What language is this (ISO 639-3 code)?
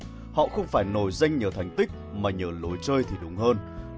vie